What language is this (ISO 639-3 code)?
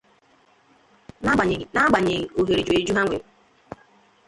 ibo